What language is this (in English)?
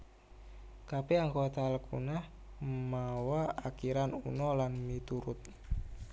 Javanese